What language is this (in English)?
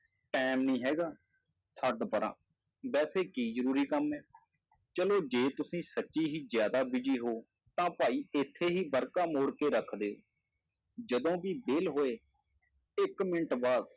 Punjabi